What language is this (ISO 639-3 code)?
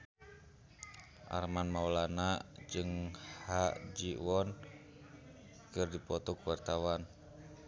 sun